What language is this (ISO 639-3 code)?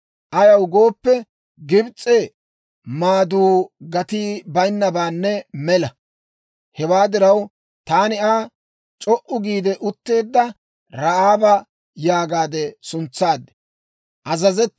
dwr